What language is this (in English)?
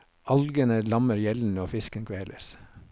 Norwegian